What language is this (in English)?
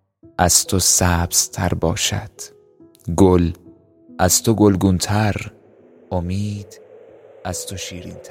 Persian